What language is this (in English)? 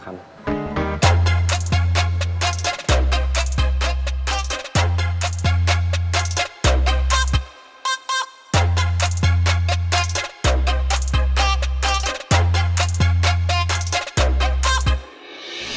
Indonesian